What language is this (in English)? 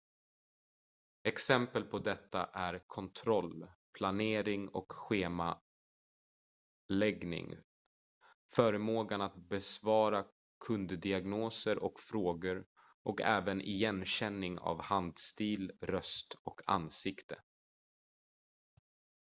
Swedish